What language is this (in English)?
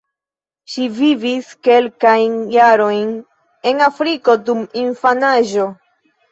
Esperanto